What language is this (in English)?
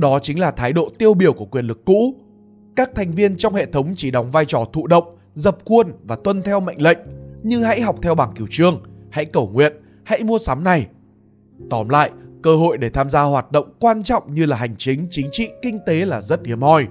Vietnamese